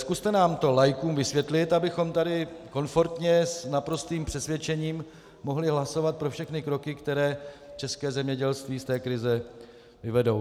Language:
Czech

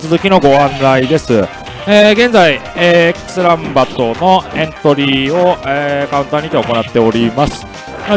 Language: Japanese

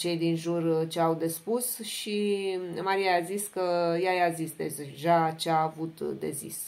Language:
Romanian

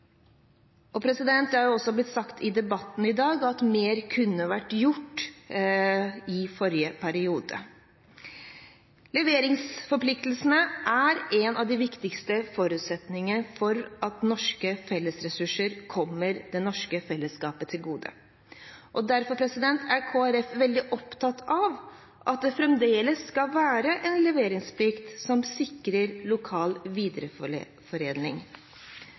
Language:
Norwegian Nynorsk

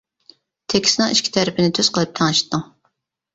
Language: Uyghur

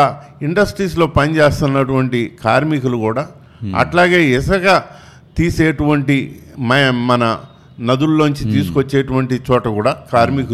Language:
Telugu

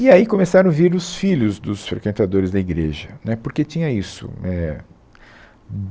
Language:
Portuguese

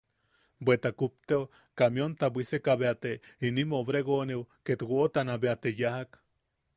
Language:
Yaqui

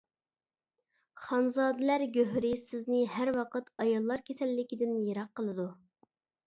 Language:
Uyghur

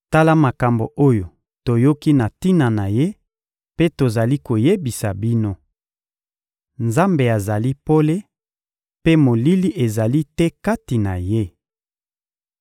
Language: Lingala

